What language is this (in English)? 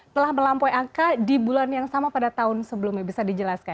Indonesian